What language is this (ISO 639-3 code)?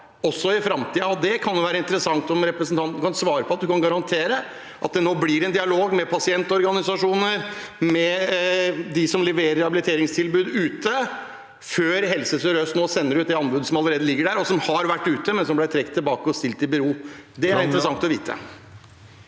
nor